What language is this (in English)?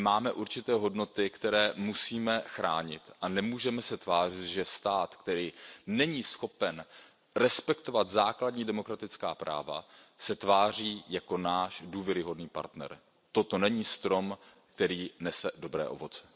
Czech